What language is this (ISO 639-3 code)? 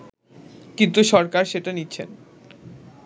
ben